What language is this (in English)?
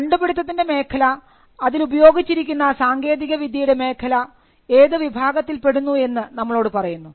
Malayalam